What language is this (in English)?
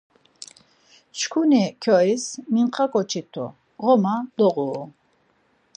Laz